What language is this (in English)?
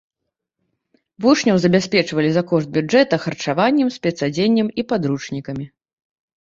Belarusian